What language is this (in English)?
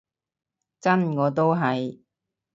Cantonese